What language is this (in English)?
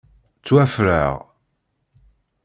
Kabyle